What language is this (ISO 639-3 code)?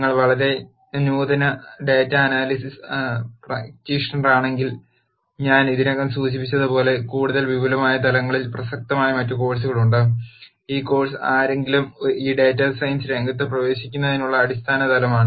mal